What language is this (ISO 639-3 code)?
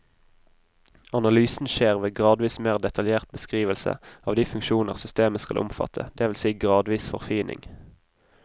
nor